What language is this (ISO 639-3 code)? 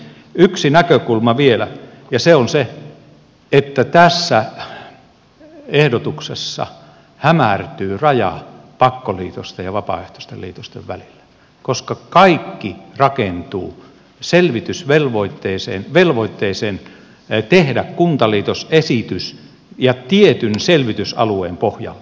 fin